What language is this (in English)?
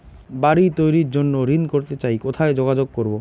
Bangla